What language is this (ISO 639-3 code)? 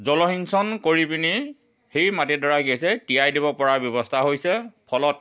asm